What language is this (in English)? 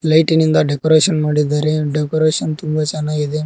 Kannada